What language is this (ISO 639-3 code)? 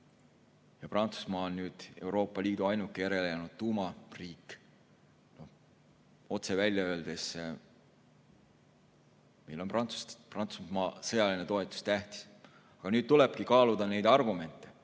est